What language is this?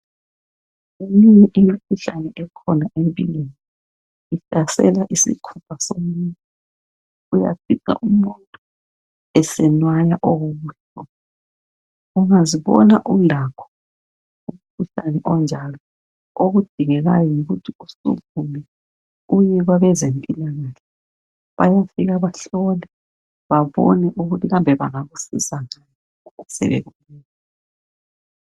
North Ndebele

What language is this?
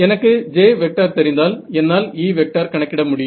Tamil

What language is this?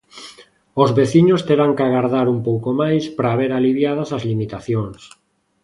Galician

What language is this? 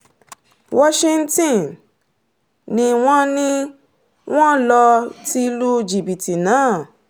Yoruba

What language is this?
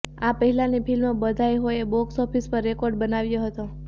Gujarati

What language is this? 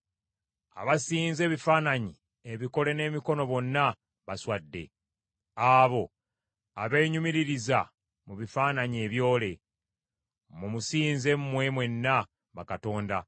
Ganda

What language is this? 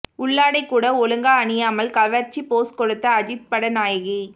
Tamil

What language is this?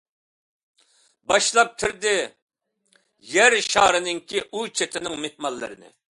Uyghur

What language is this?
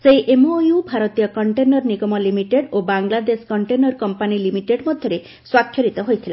Odia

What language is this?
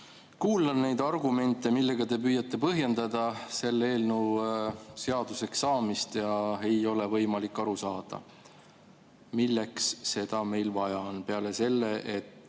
Estonian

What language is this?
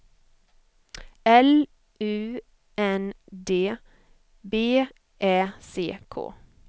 Swedish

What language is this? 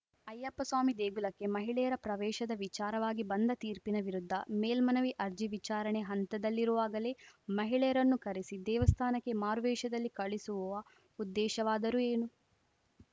Kannada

